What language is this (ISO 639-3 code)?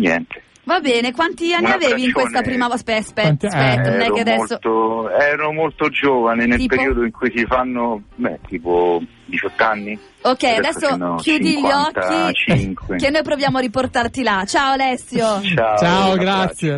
ita